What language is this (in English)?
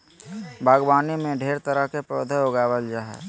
Magahi